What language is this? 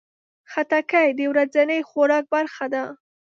Pashto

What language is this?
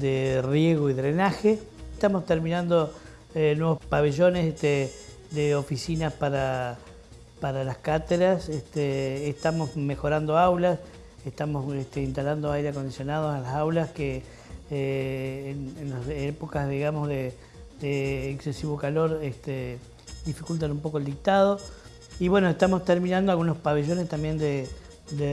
Spanish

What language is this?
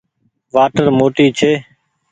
Goaria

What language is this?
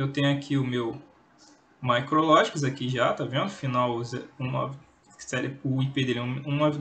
Portuguese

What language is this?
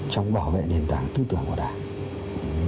Vietnamese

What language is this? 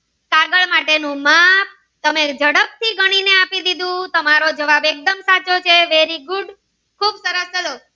Gujarati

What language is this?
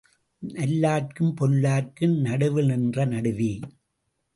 Tamil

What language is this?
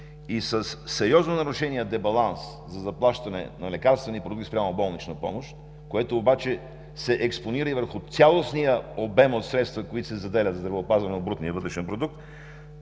Bulgarian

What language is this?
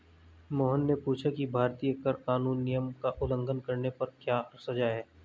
Hindi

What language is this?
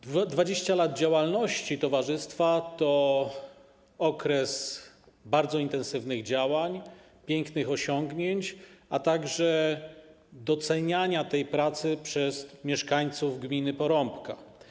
Polish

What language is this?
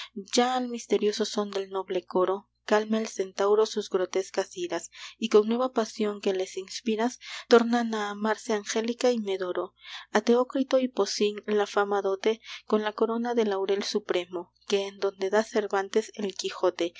Spanish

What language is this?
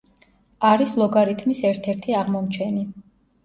Georgian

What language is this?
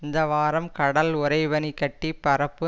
Tamil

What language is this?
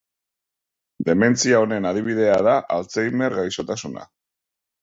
Basque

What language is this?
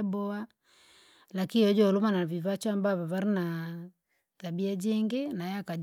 Langi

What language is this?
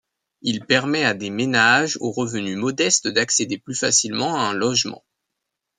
French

